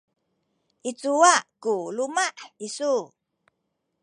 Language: Sakizaya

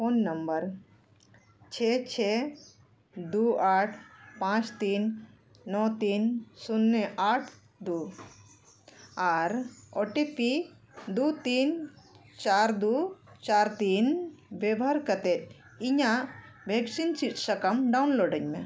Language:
Santali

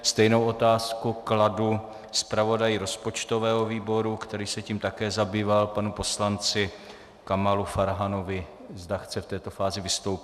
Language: Czech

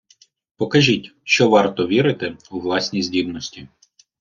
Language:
Ukrainian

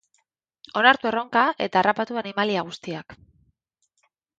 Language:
Basque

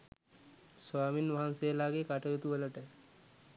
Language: Sinhala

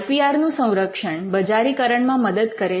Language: Gujarati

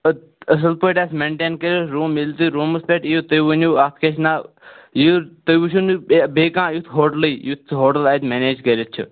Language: Kashmiri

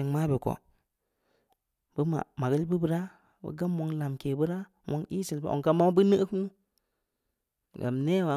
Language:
Samba Leko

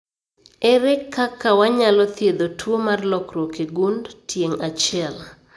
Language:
Luo (Kenya and Tanzania)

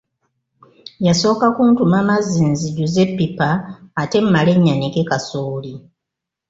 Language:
Ganda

